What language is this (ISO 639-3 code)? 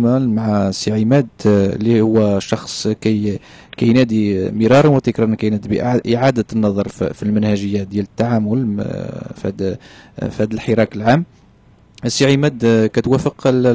ara